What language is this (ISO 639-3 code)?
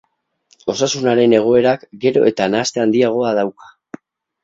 eus